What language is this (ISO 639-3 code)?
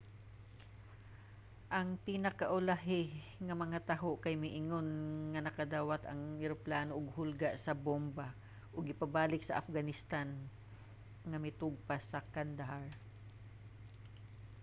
ceb